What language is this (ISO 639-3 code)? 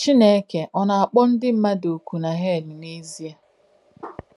ibo